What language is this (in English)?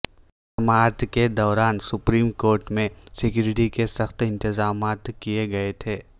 Urdu